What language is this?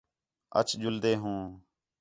Khetrani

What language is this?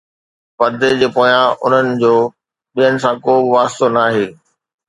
Sindhi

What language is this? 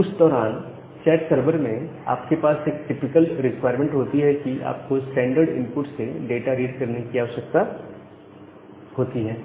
Hindi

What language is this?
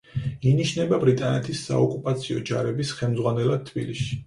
Georgian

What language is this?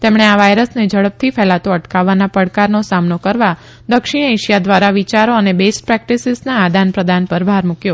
Gujarati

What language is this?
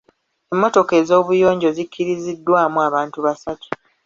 Ganda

